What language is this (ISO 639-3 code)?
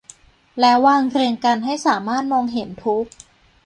tha